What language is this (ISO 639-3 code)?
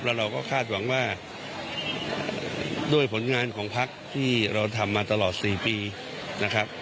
tha